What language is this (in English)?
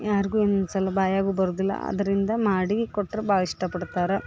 Kannada